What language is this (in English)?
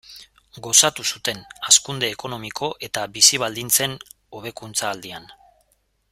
Basque